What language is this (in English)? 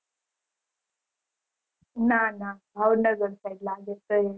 Gujarati